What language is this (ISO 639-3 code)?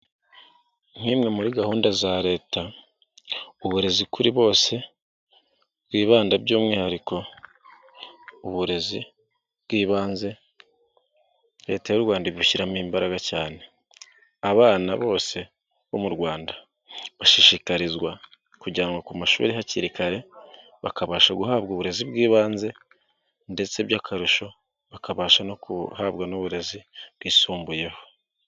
kin